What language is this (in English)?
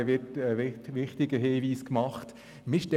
Swiss German